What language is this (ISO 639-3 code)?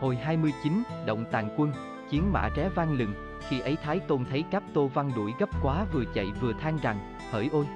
vie